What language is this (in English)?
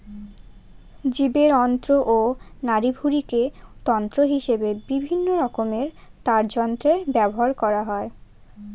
Bangla